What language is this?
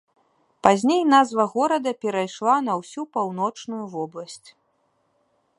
Belarusian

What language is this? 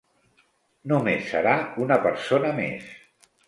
Catalan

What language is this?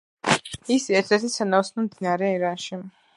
Georgian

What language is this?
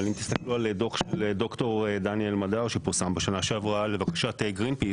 Hebrew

